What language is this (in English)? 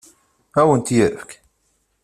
Kabyle